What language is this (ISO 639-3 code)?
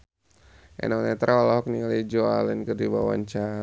sun